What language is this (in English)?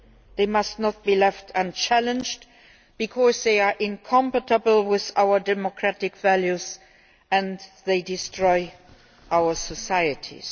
English